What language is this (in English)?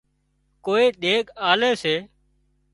Wadiyara Koli